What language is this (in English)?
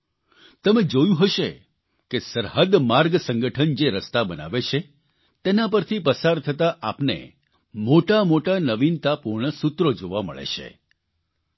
Gujarati